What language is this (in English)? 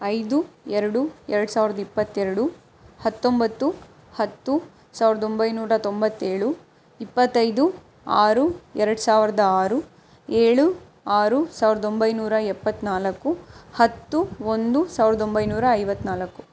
Kannada